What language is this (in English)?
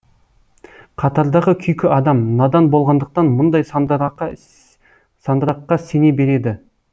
Kazakh